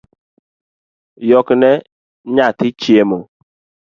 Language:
Luo (Kenya and Tanzania)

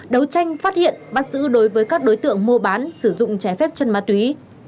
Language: Vietnamese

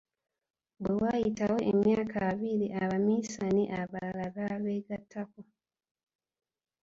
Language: Ganda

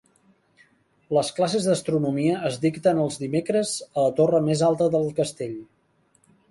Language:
Catalan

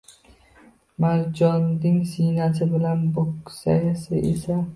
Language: Uzbek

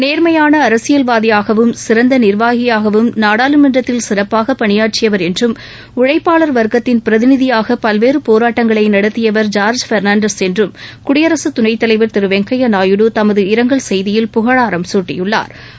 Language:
Tamil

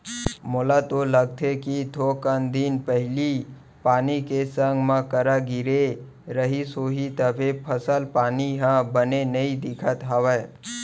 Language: Chhattisgarhi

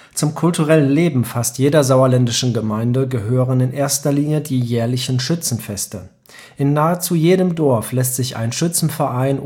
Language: German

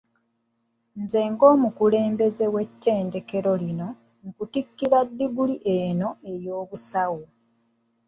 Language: Ganda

